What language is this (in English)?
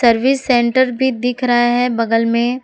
Hindi